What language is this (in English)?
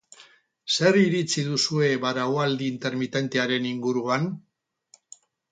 Basque